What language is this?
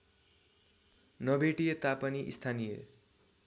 Nepali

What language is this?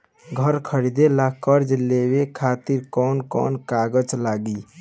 Bhojpuri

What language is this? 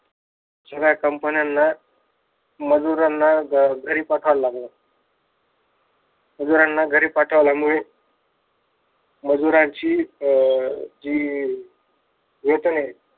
Marathi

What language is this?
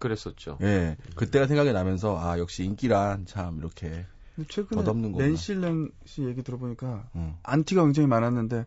Korean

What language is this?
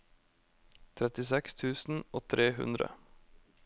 Norwegian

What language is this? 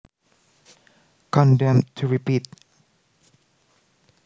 Javanese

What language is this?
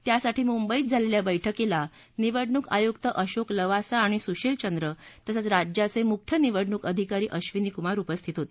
Marathi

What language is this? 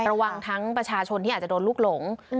Thai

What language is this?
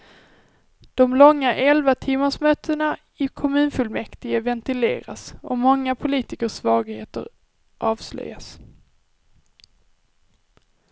Swedish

